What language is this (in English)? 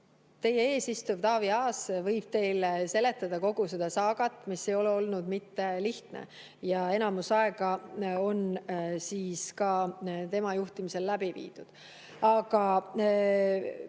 Estonian